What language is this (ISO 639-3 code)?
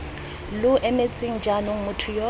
tsn